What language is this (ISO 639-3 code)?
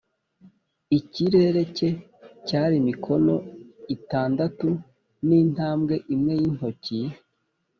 kin